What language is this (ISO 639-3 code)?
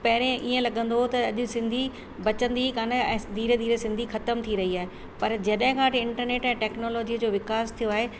snd